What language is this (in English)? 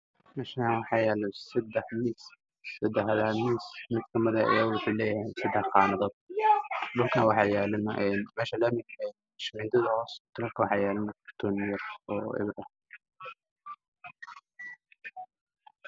Somali